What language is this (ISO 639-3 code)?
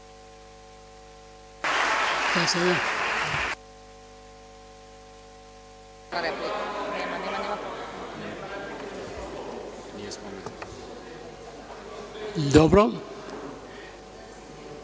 srp